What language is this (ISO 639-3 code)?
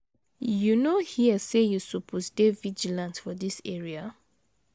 pcm